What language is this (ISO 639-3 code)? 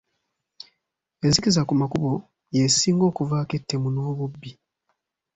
lug